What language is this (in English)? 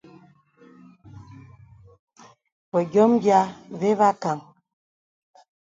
Bebele